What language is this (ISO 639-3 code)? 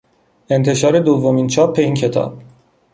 fas